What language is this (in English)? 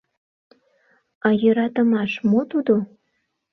Mari